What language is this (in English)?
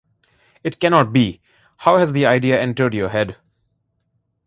English